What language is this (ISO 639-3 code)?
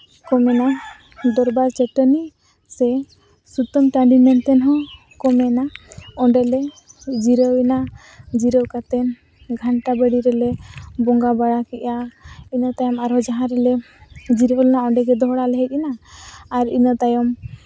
sat